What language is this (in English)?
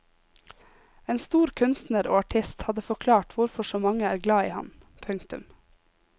Norwegian